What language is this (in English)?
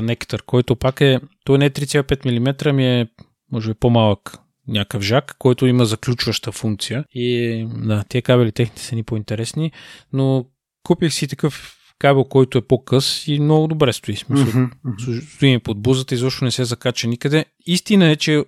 Bulgarian